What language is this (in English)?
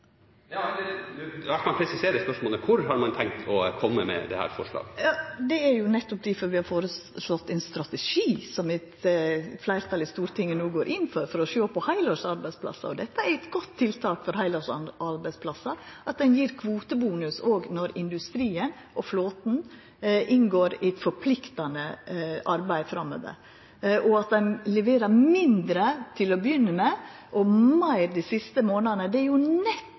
Norwegian